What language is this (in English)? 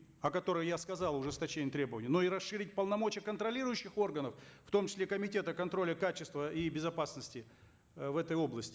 Kazakh